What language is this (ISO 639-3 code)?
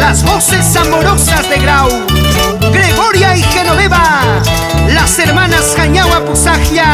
spa